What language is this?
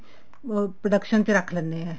Punjabi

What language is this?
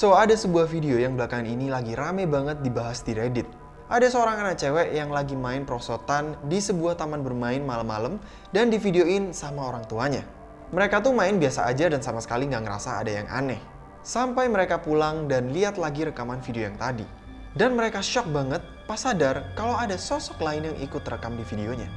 Indonesian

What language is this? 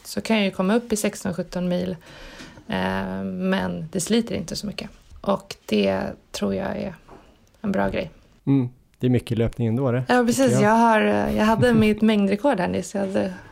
Swedish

